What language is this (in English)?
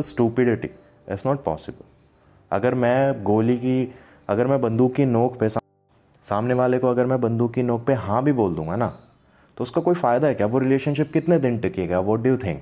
Hindi